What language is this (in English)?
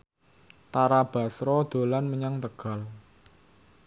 Javanese